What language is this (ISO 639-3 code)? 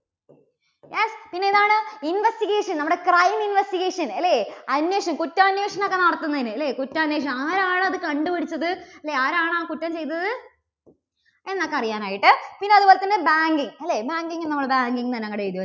mal